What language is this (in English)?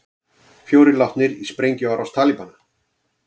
Icelandic